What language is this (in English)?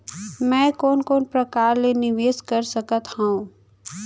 Chhattisgarhi